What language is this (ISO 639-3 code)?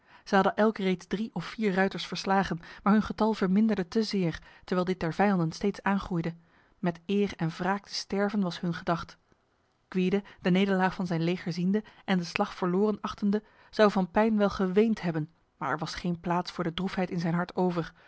nld